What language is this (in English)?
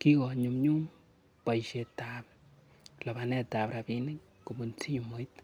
Kalenjin